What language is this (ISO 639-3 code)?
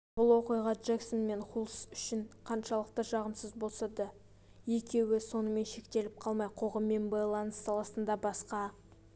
kaz